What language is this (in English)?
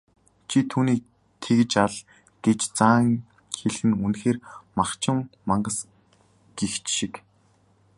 Mongolian